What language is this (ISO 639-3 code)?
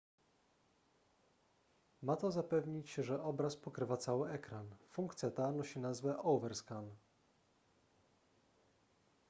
pol